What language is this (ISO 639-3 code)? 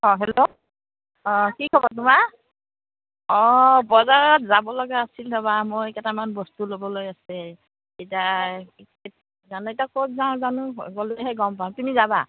asm